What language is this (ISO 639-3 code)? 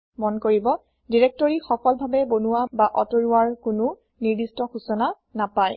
asm